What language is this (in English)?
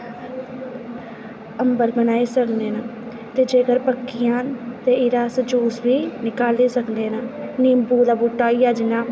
Dogri